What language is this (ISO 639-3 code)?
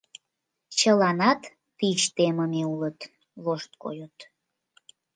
chm